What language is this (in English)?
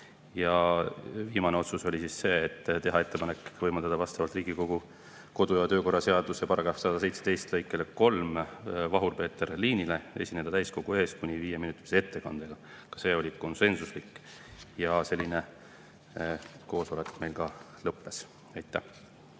Estonian